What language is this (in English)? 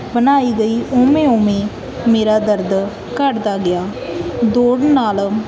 Punjabi